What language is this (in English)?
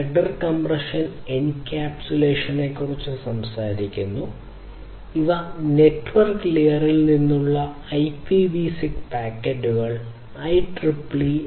Malayalam